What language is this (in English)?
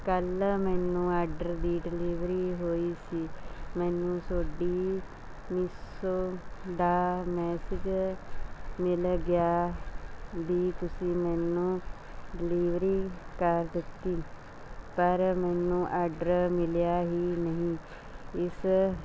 Punjabi